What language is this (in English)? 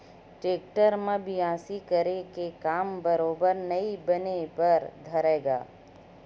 Chhattisgarhi